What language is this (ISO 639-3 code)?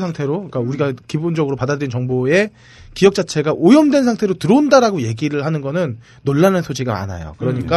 kor